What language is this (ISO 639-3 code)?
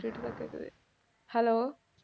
tam